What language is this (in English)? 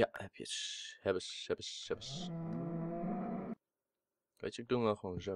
Dutch